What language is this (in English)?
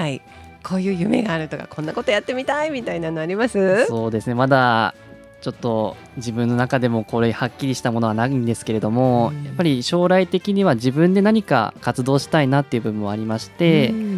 Japanese